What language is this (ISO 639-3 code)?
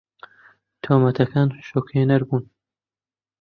ckb